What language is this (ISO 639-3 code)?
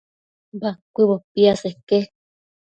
mcf